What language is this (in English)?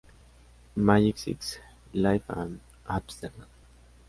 Spanish